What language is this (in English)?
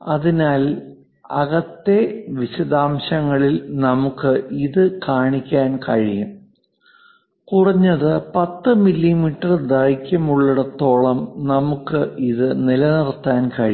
Malayalam